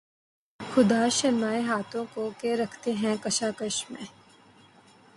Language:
Urdu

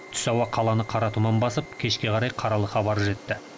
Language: Kazakh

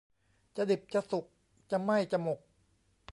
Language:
Thai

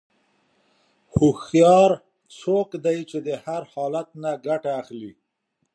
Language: Pashto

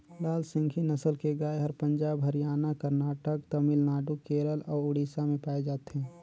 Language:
Chhattisgarhi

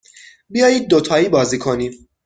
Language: Persian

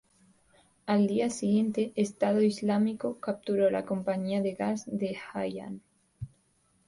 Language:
Spanish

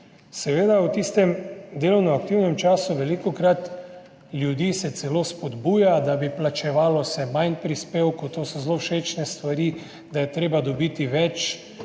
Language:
Slovenian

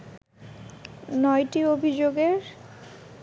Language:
Bangla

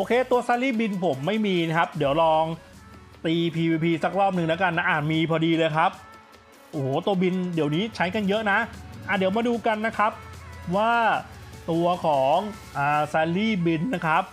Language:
Thai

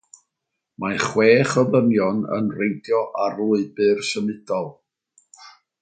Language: Welsh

